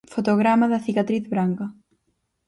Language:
Galician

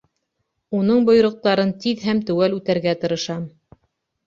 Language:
Bashkir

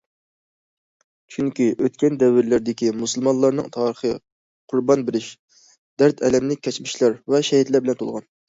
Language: Uyghur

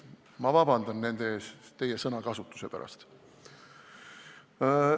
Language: Estonian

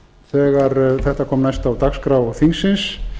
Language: Icelandic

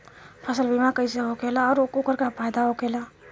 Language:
Bhojpuri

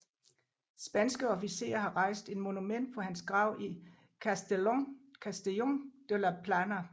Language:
Danish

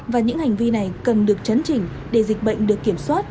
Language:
Vietnamese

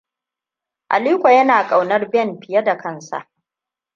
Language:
Hausa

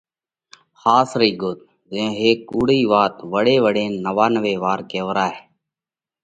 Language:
Parkari Koli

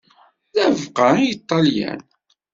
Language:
Kabyle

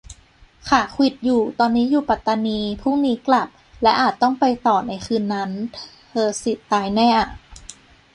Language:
Thai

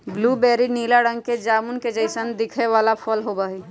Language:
Magahi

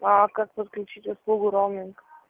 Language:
Russian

